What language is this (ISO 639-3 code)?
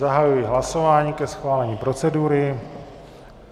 ces